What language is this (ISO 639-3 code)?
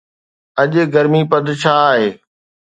snd